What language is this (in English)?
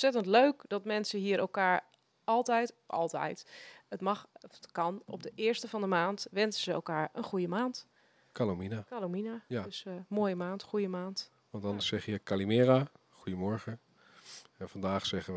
Dutch